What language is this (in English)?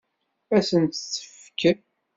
Kabyle